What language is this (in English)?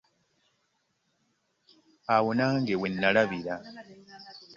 Ganda